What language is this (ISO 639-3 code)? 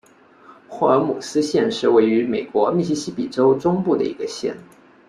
zho